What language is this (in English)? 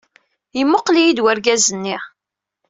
Kabyle